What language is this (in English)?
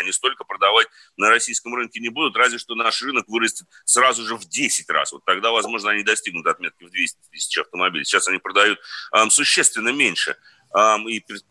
Russian